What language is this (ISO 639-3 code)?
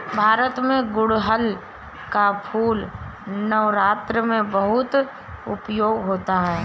hin